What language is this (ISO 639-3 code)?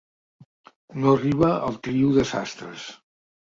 cat